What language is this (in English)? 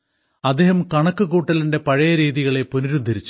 Malayalam